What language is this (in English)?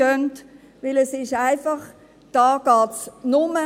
Swiss German